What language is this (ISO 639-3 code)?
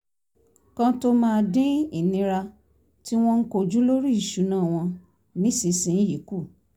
yor